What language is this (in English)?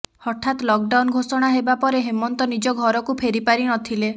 Odia